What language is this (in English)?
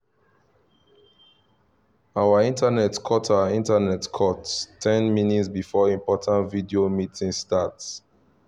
Nigerian Pidgin